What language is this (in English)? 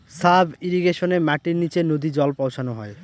Bangla